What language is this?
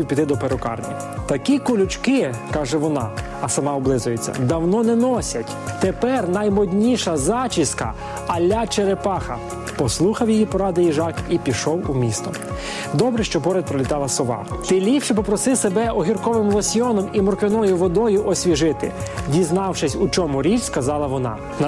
Ukrainian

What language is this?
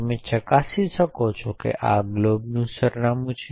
Gujarati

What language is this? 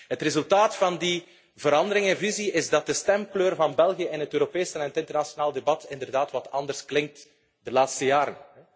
Dutch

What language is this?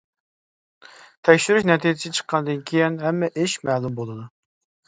Uyghur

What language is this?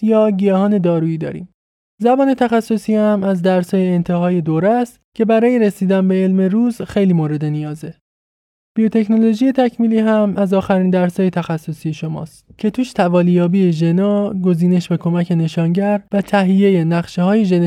Persian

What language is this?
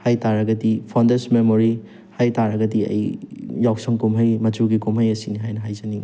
Manipuri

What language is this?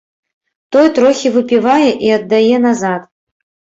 Belarusian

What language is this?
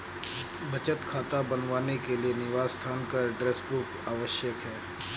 Hindi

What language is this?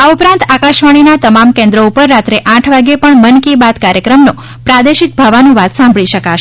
Gujarati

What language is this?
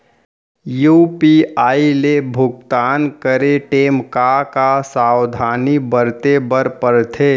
Chhattisgarhi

